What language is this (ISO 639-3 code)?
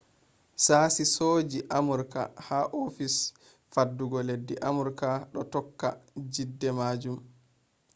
ful